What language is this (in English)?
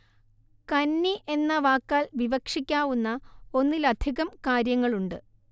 Malayalam